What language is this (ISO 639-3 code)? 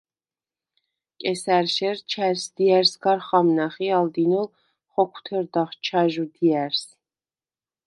sva